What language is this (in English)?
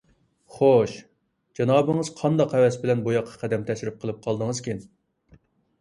Uyghur